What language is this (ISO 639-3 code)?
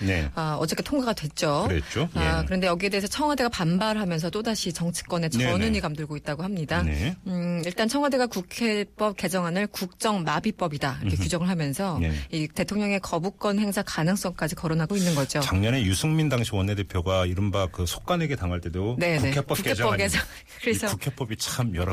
kor